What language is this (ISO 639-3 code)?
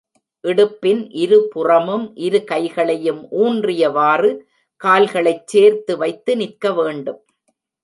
tam